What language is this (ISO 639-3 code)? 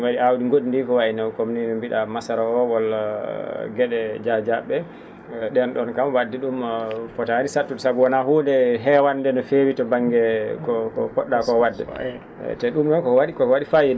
ful